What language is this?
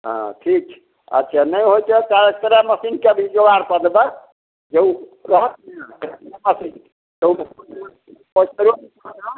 Maithili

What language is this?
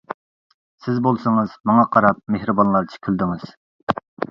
Uyghur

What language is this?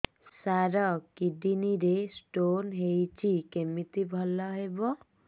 Odia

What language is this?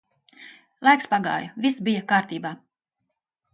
Latvian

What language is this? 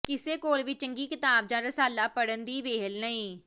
Punjabi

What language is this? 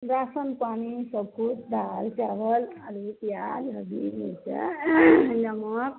Maithili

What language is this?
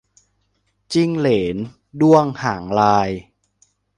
Thai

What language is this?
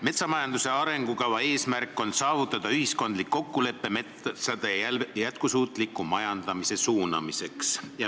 Estonian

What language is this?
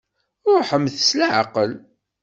Kabyle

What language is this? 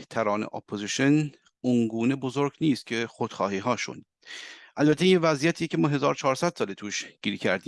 Persian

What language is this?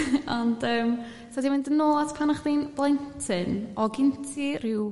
Welsh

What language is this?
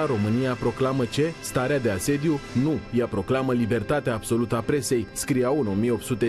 Romanian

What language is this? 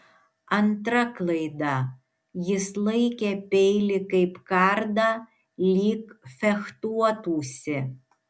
Lithuanian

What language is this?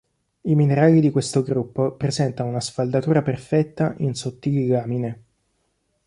Italian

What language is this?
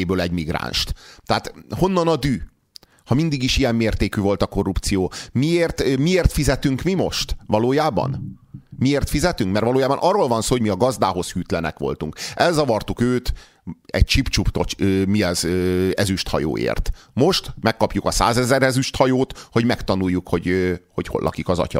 Hungarian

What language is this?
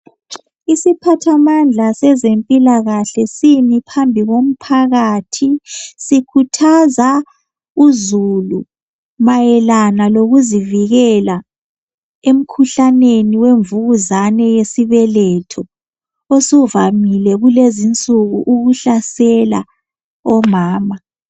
North Ndebele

